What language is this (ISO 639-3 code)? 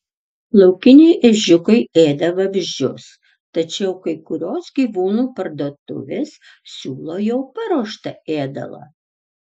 lit